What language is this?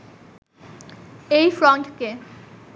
Bangla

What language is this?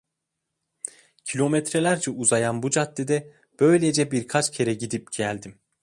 Turkish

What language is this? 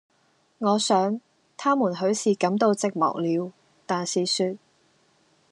Cantonese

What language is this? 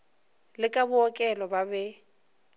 Northern Sotho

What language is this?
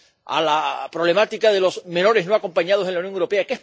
Spanish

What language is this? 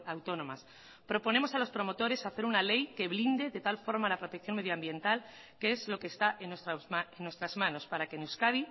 Spanish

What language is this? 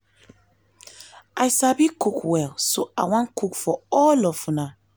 Nigerian Pidgin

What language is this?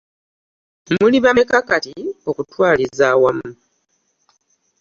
Ganda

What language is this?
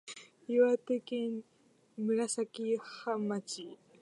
Japanese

